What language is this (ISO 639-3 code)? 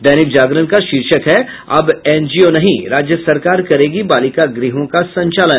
hin